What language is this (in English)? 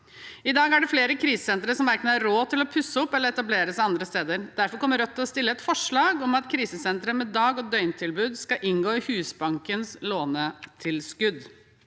Norwegian